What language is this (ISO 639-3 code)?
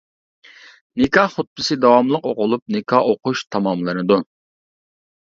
uig